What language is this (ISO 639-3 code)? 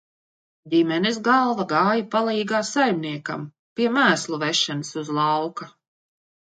lav